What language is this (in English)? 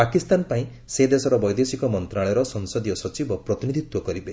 Odia